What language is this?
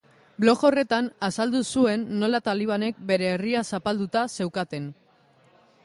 Basque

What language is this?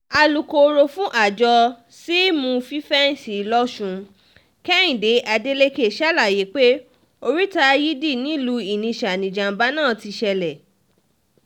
Yoruba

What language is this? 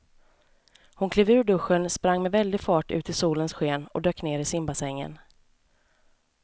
Swedish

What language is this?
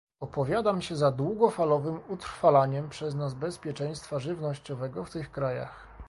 Polish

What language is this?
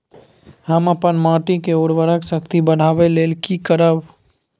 Maithili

